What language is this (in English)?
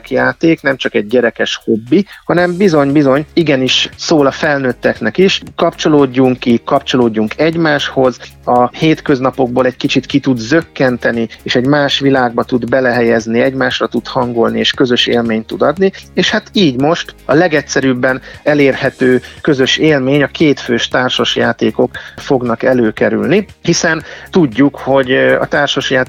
Hungarian